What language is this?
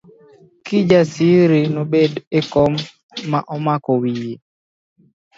Luo (Kenya and Tanzania)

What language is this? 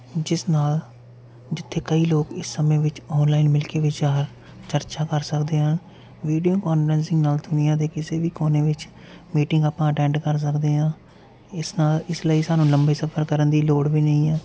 Punjabi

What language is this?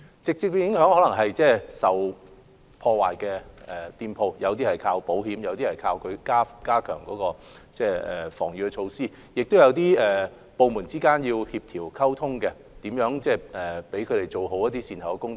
Cantonese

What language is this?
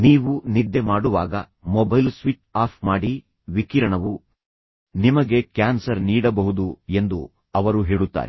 Kannada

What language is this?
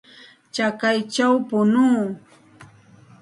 Santa Ana de Tusi Pasco Quechua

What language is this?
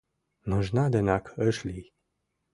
Mari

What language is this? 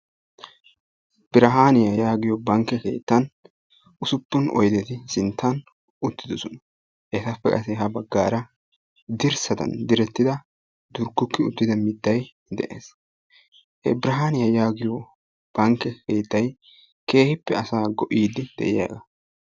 Wolaytta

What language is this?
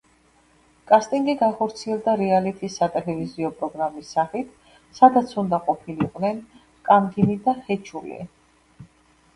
Georgian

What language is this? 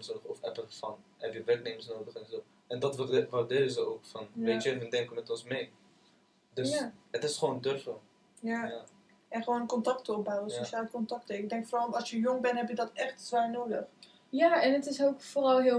Dutch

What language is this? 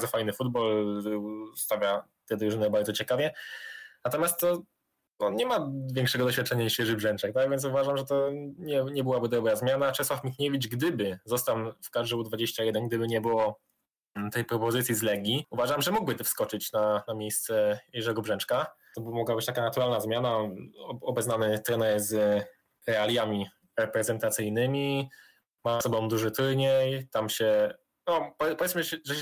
Polish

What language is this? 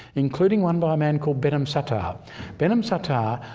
English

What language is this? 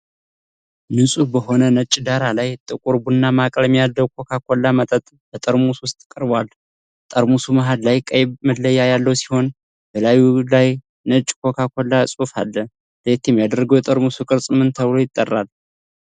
Amharic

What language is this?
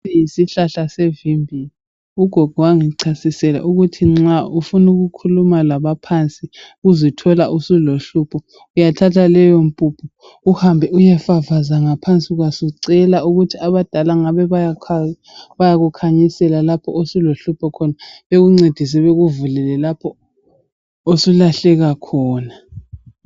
North Ndebele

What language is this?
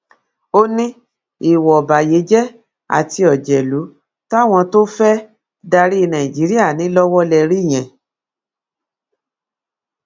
Yoruba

